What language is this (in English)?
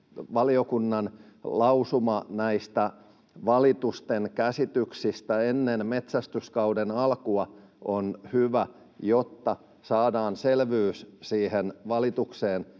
Finnish